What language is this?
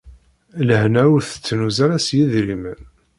Kabyle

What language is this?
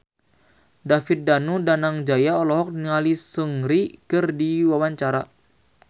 Sundanese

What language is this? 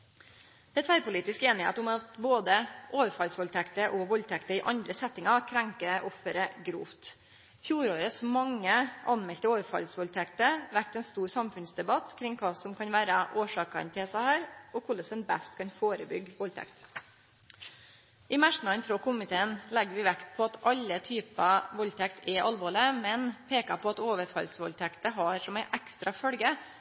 Norwegian Nynorsk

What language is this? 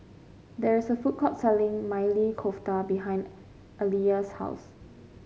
English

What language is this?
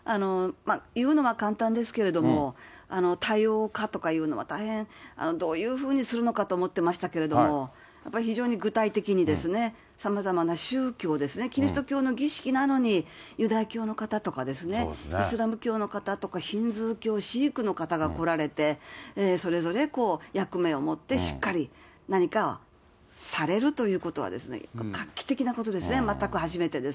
Japanese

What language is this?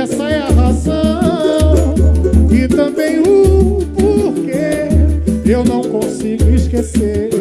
Portuguese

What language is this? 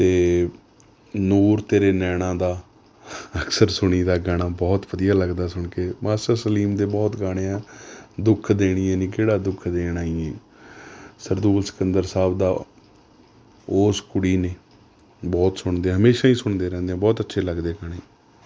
Punjabi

